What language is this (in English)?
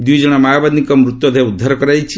Odia